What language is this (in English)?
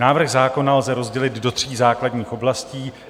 Czech